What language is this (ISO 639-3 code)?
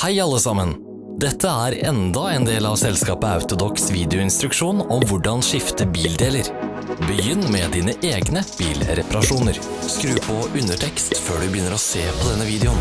nor